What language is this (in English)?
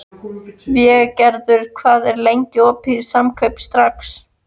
Icelandic